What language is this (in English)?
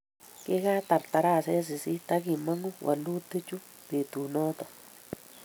Kalenjin